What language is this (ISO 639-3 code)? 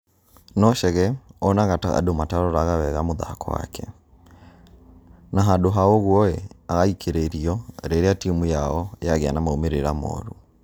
kik